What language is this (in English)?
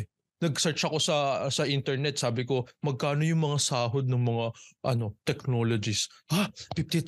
Filipino